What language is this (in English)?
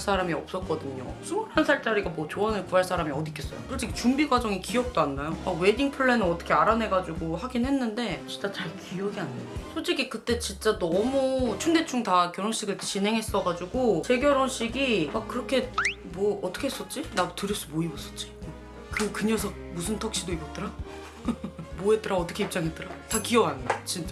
Korean